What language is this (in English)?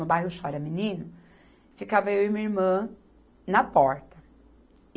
Portuguese